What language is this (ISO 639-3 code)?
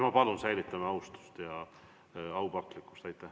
est